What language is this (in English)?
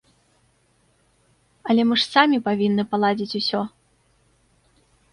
Belarusian